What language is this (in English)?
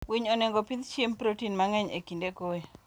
Luo (Kenya and Tanzania)